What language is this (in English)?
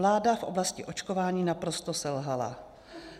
Czech